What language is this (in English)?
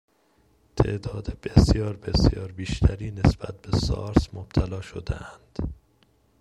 Persian